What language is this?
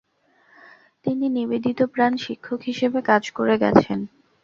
Bangla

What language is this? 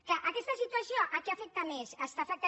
Catalan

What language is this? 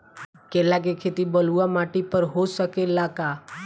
Bhojpuri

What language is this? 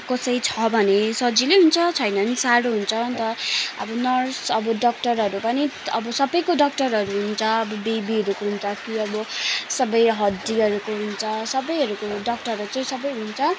Nepali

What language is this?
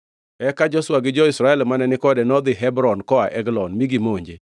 Luo (Kenya and Tanzania)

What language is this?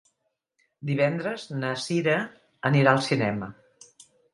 Catalan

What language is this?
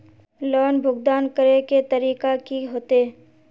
Magahi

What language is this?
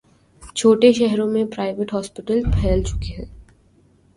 Urdu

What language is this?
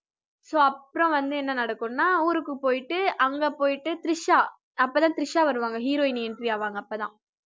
Tamil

